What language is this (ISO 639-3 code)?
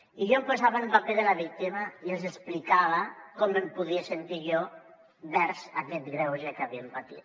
cat